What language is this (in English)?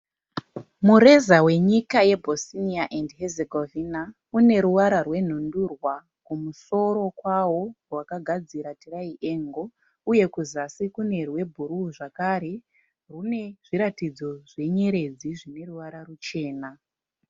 Shona